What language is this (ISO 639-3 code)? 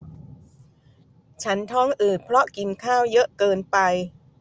tha